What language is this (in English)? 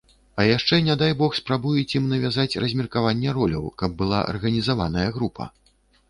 Belarusian